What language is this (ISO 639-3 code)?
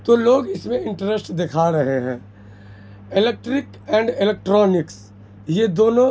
urd